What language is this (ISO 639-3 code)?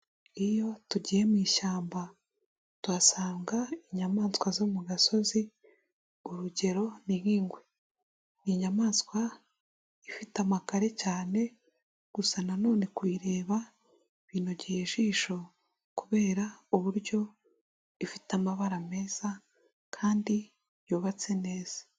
kin